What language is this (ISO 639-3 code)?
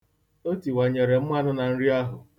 ibo